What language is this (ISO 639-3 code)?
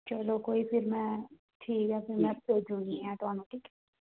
doi